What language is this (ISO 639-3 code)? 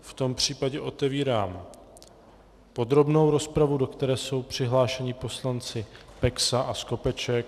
ces